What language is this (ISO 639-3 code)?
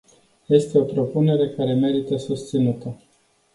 ron